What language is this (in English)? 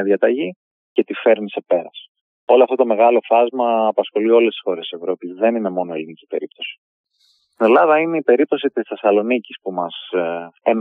Greek